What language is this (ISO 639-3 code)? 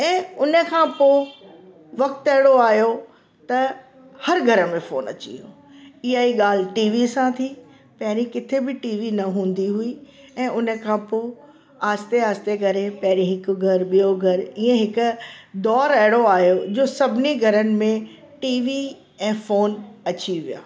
snd